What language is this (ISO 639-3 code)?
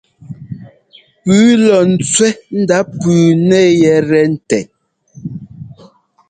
jgo